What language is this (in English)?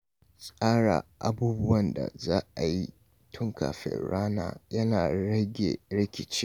Hausa